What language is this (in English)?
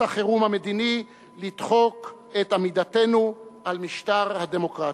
Hebrew